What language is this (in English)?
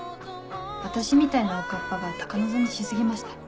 Japanese